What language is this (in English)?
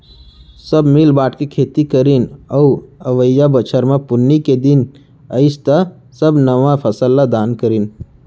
Chhattisgarhi